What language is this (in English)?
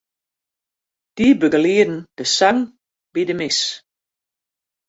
Western Frisian